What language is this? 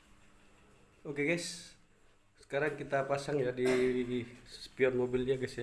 Indonesian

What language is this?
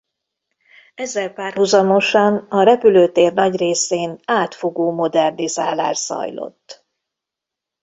Hungarian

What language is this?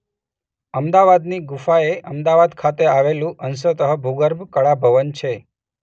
Gujarati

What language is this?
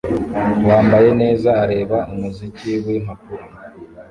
Kinyarwanda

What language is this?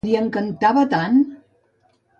Catalan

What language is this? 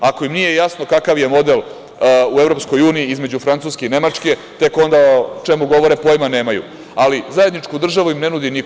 Serbian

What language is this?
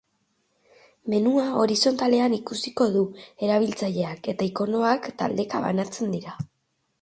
Basque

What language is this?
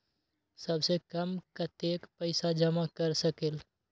Magahi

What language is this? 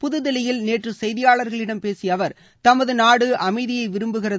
Tamil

